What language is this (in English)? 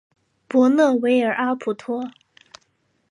Chinese